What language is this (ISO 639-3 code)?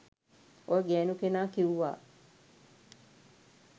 sin